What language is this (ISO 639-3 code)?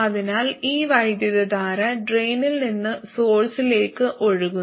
mal